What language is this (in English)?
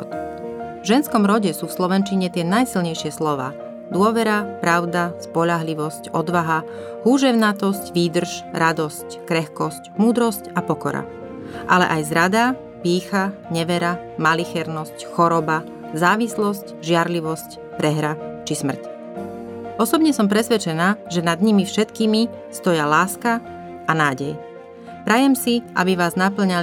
Slovak